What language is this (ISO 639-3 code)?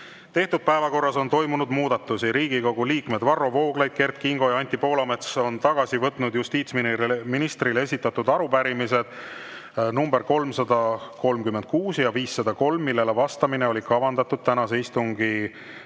est